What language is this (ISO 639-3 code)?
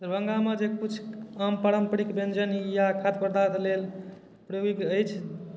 mai